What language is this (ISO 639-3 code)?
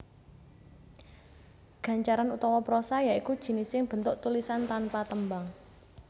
jav